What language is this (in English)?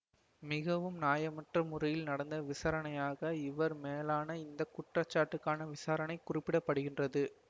Tamil